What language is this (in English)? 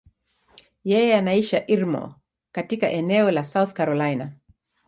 Swahili